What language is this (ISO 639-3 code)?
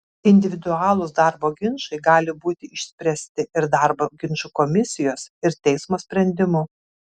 lit